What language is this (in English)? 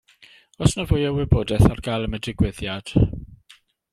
Welsh